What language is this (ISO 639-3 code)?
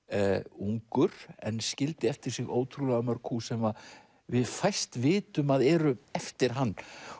isl